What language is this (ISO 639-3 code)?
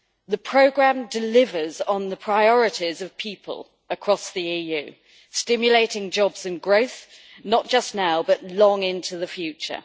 eng